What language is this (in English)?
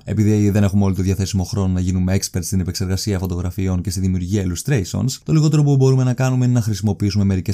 Greek